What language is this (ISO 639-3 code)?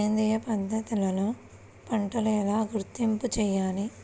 tel